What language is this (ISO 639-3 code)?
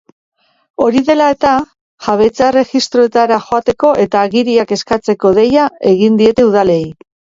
eus